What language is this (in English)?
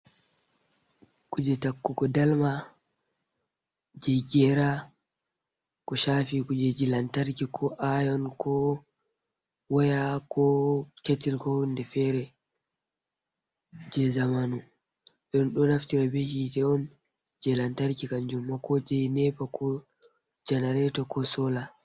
Fula